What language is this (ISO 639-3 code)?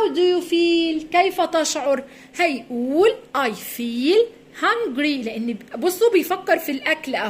ara